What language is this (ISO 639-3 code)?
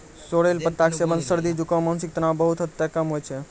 mai